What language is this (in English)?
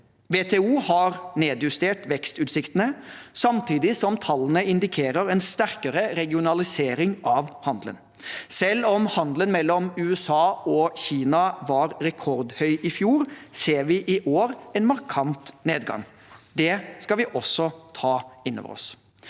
Norwegian